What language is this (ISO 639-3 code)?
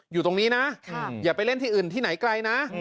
tha